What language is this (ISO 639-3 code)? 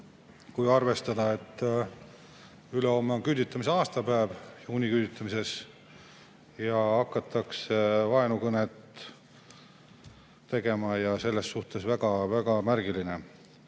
est